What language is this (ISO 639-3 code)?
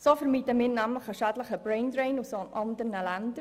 gsw